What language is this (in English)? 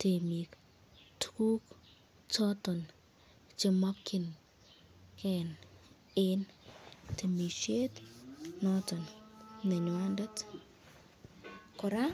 Kalenjin